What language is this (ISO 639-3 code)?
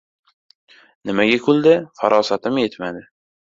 uzb